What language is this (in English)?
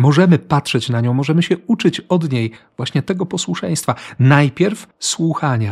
Polish